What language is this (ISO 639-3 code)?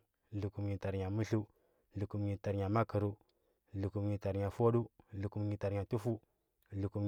hbb